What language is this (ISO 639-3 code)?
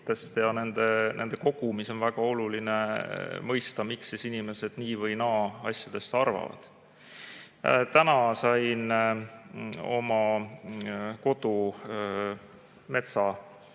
est